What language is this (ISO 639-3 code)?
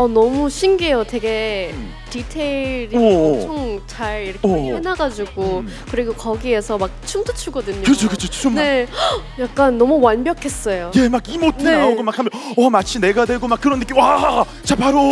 kor